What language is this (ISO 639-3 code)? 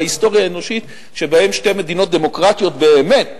heb